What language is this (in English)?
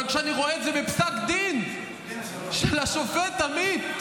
Hebrew